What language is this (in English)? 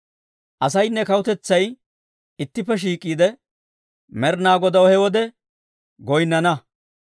Dawro